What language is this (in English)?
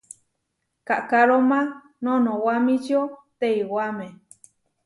Huarijio